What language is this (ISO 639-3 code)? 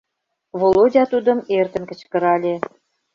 chm